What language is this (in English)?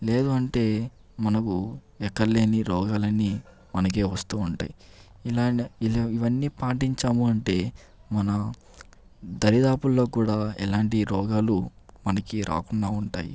Telugu